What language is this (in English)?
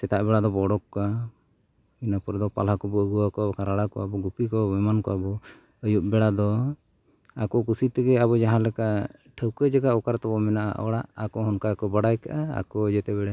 Santali